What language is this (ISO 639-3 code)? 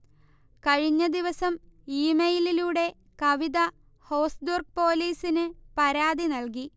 mal